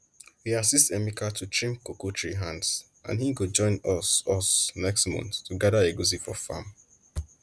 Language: Nigerian Pidgin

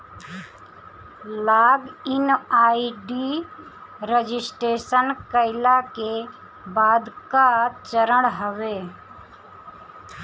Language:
Bhojpuri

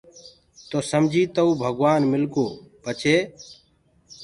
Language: Gurgula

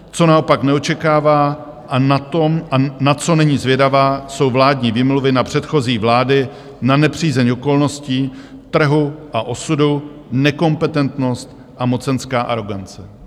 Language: Czech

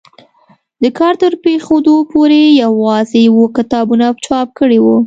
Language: Pashto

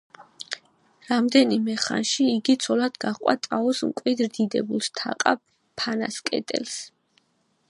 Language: Georgian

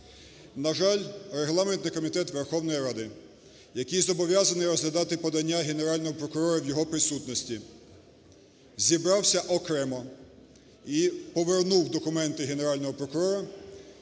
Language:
Ukrainian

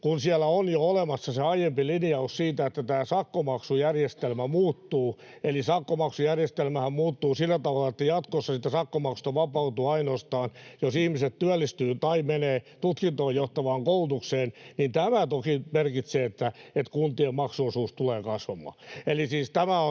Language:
Finnish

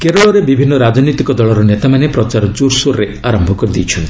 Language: Odia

